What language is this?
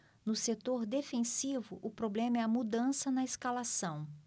Portuguese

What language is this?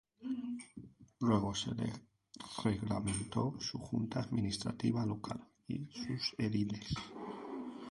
Spanish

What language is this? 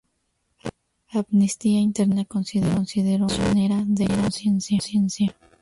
Spanish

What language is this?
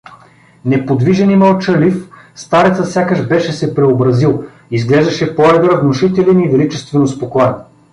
Bulgarian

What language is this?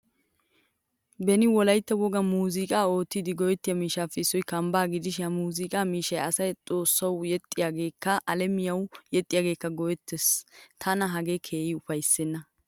Wolaytta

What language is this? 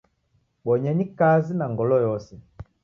Taita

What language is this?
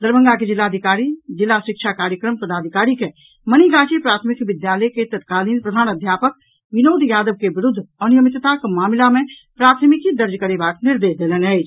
Maithili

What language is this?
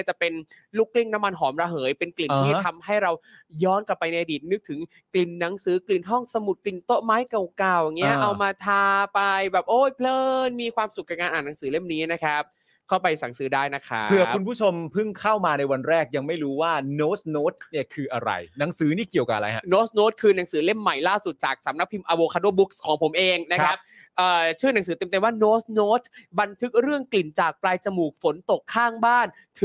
Thai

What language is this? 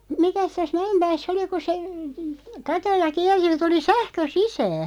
Finnish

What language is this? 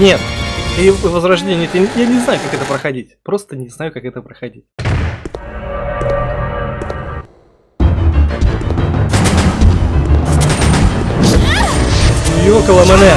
Russian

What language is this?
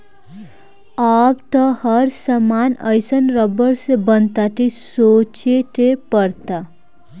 Bhojpuri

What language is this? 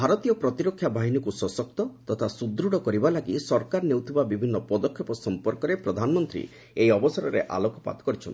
Odia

